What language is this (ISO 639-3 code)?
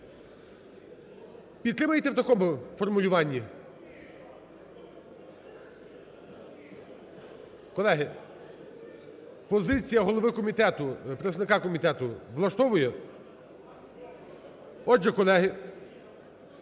ukr